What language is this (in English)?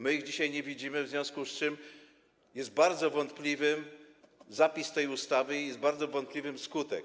Polish